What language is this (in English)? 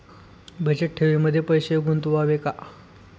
Marathi